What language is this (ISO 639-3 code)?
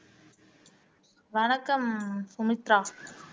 tam